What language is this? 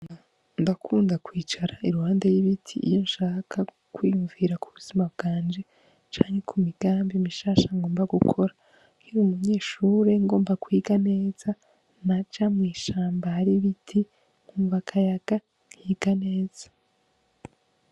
Rundi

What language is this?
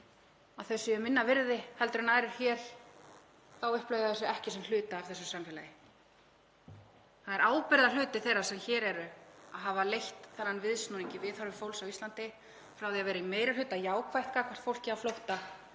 Icelandic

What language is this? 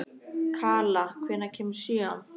Icelandic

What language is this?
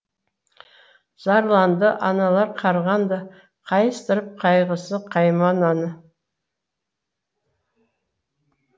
Kazakh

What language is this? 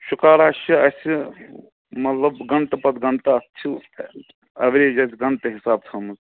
Kashmiri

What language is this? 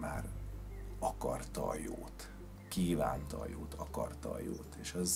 Hungarian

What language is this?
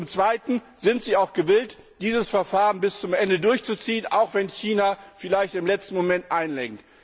German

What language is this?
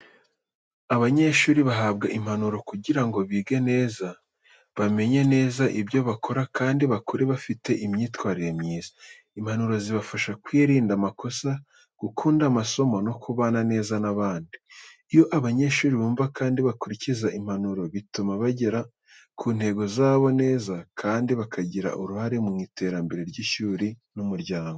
Kinyarwanda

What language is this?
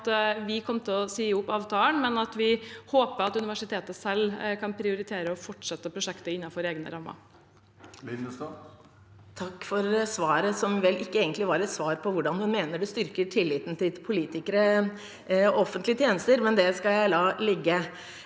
Norwegian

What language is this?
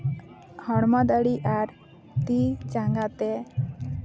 Santali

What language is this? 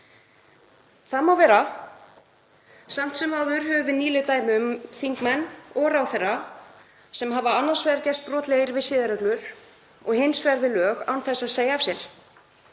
Icelandic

